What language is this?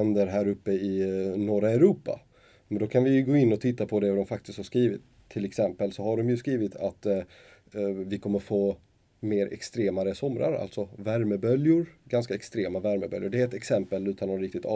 Swedish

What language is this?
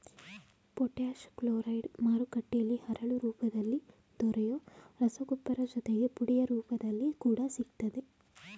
Kannada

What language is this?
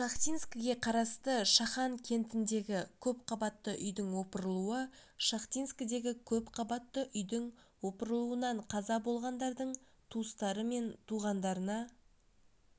Kazakh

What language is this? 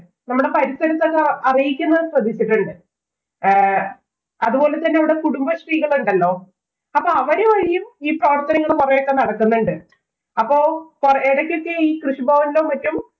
Malayalam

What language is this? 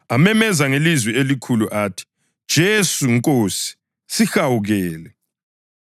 North Ndebele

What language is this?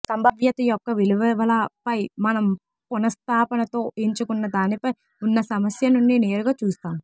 Telugu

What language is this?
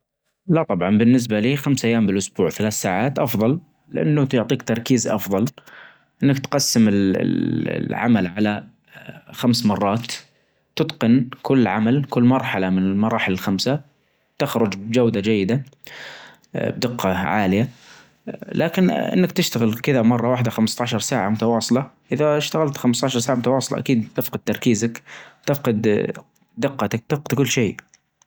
Najdi Arabic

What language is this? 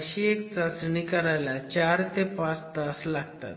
Marathi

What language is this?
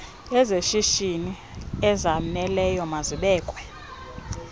Xhosa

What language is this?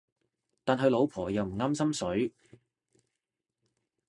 Cantonese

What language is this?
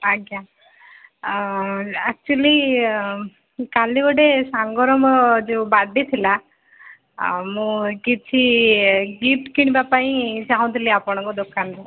Odia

